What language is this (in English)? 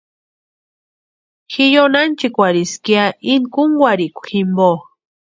Western Highland Purepecha